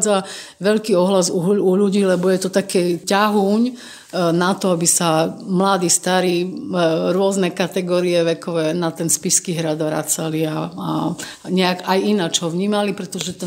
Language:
Slovak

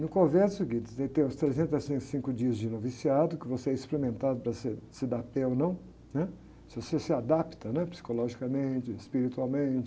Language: Portuguese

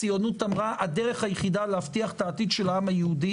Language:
Hebrew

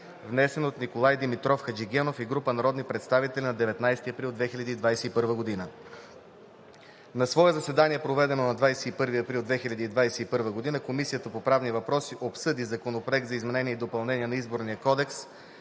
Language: Bulgarian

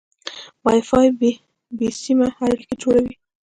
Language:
Pashto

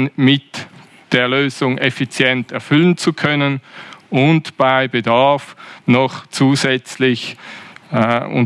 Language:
German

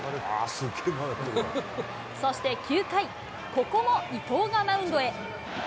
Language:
Japanese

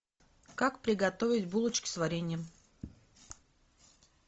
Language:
Russian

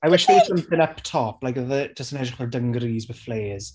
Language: Welsh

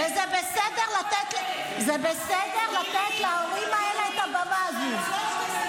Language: Hebrew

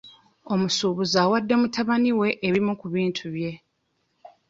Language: Ganda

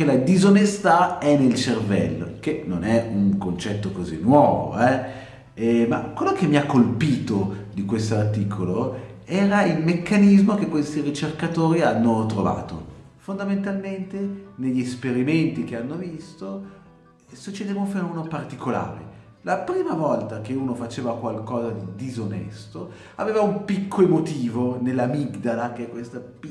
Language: Italian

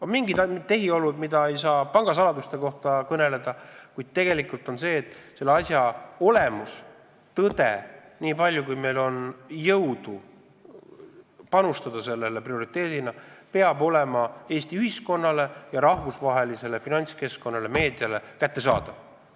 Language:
Estonian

